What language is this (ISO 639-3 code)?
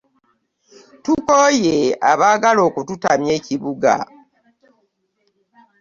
lug